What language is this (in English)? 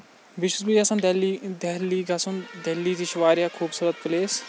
Kashmiri